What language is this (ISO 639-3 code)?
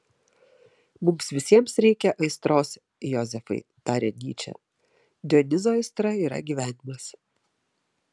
lit